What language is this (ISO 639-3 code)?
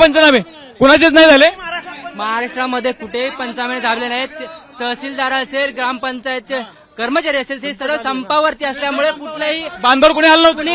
hin